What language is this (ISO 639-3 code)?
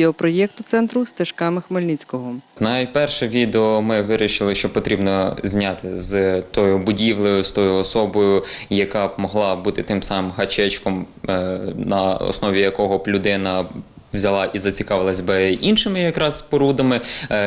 ukr